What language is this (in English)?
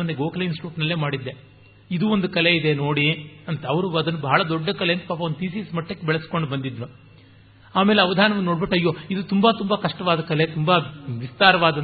Kannada